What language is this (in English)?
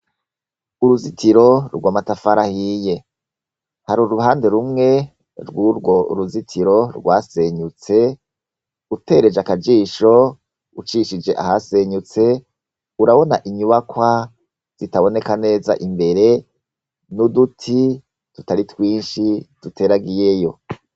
Rundi